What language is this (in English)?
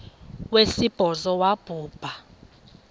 Xhosa